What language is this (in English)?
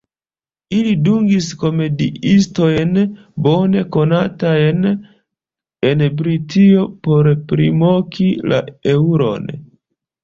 Esperanto